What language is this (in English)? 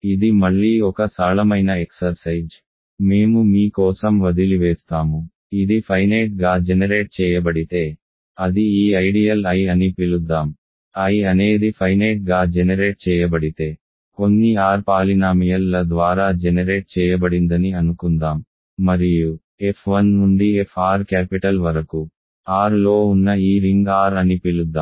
Telugu